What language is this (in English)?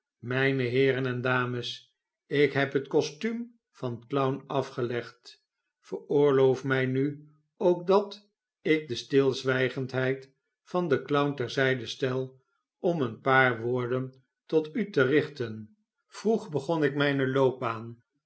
Dutch